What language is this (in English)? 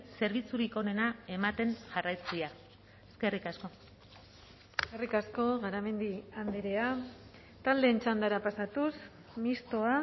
Basque